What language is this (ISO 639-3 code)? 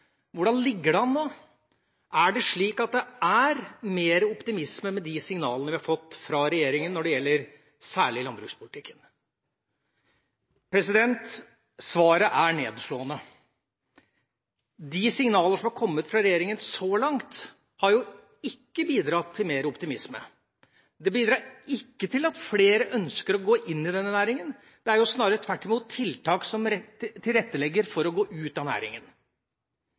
nob